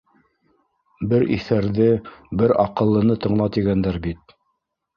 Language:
Bashkir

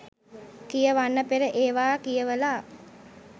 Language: Sinhala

